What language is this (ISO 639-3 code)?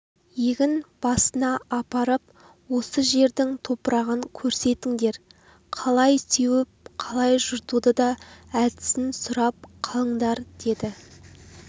kaz